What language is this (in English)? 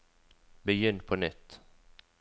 Norwegian